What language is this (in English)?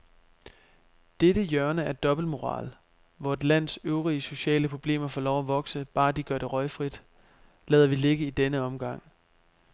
Danish